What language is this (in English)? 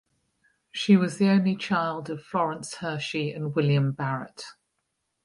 English